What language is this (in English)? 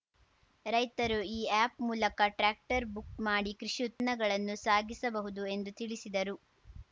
Kannada